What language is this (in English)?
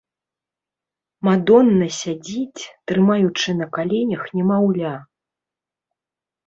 Belarusian